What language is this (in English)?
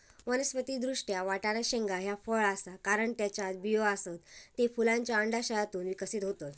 Marathi